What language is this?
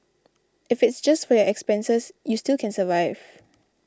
English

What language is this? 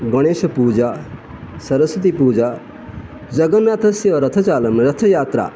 Sanskrit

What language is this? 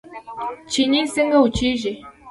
Pashto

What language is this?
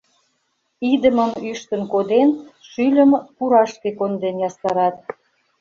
Mari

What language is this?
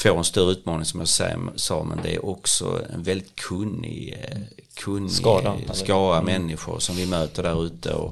Swedish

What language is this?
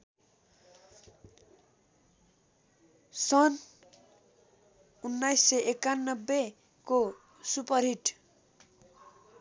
Nepali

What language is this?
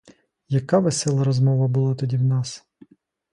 Ukrainian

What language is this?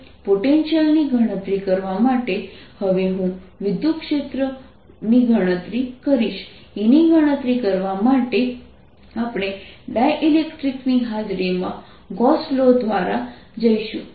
Gujarati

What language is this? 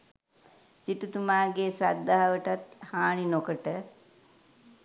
Sinhala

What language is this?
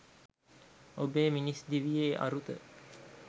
Sinhala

